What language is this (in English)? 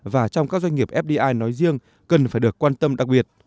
Vietnamese